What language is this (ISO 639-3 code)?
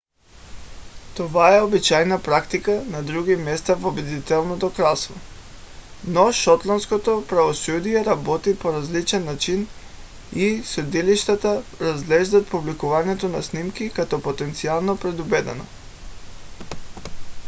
bul